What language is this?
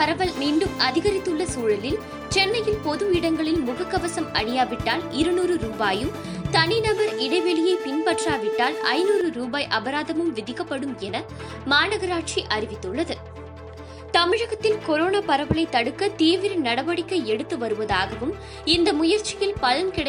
Tamil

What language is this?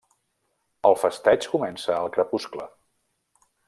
Catalan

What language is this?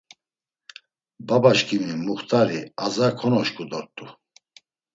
Laz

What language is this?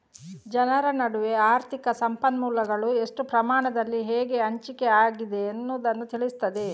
Kannada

